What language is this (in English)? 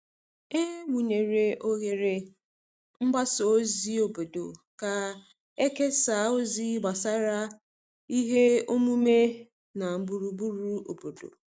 Igbo